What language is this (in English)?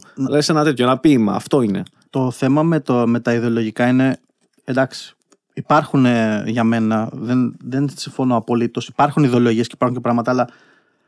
Greek